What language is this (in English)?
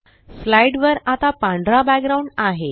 Marathi